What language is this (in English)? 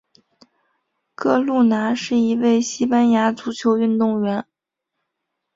Chinese